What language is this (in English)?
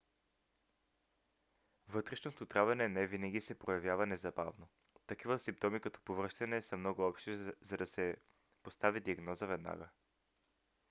Bulgarian